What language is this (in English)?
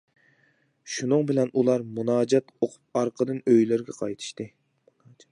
Uyghur